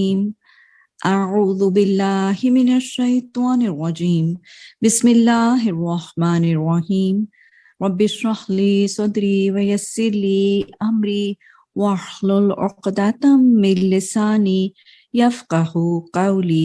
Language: English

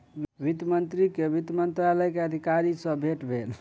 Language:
Maithili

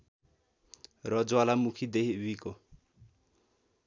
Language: Nepali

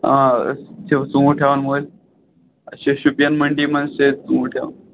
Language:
Kashmiri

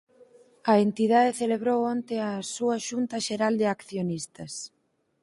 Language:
Galician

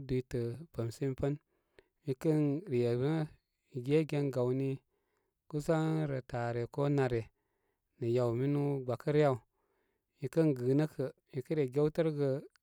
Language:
Koma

